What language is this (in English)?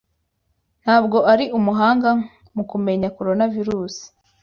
Kinyarwanda